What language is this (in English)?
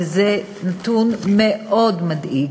Hebrew